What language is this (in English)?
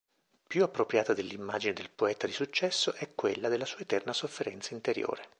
Italian